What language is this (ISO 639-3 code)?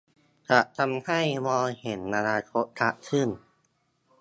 tha